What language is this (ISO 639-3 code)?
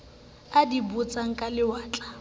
sot